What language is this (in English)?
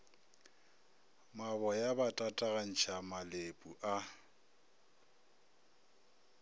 Northern Sotho